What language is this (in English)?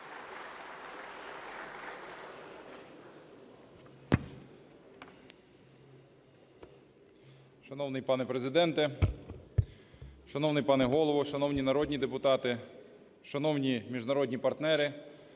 Ukrainian